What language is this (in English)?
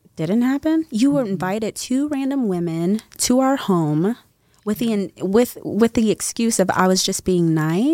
English